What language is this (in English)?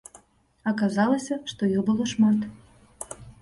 Belarusian